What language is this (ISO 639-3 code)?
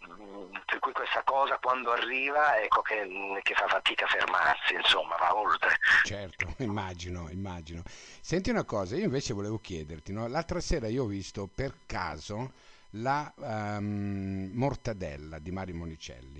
ita